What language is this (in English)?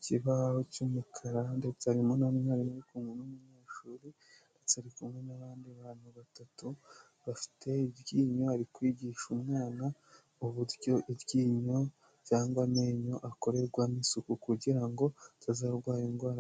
Kinyarwanda